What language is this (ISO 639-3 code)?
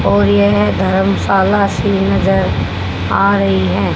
hin